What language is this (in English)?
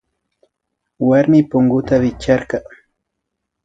Imbabura Highland Quichua